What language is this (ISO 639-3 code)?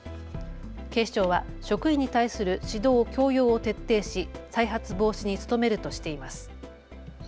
jpn